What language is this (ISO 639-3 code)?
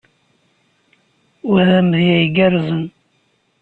kab